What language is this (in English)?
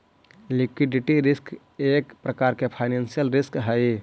Magahi